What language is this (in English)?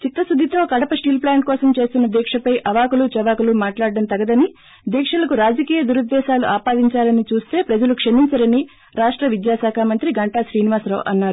Telugu